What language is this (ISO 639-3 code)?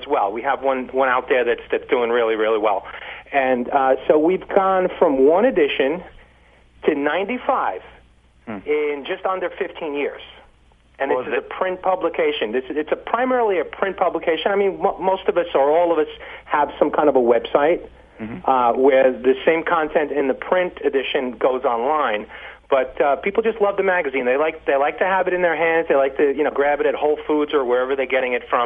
eng